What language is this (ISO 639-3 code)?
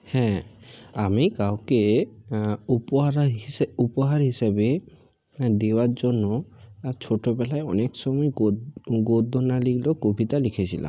ben